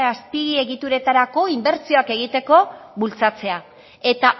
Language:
Basque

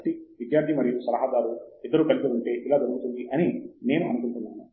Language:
Telugu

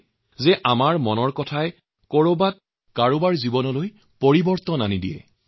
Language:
Assamese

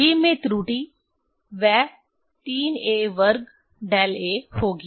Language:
Hindi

